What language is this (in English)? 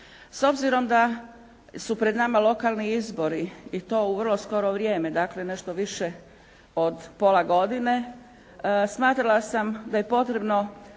Croatian